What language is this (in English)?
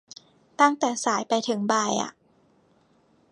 Thai